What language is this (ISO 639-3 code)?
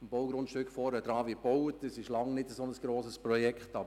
gsw